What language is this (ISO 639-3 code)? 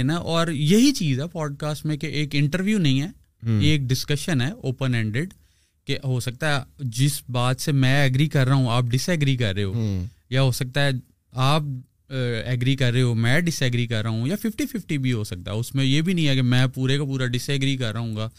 urd